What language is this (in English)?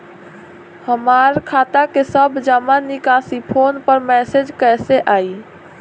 Bhojpuri